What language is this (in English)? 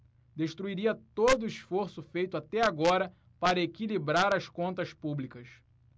Portuguese